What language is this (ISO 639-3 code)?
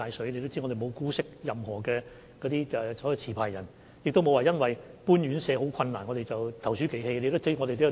yue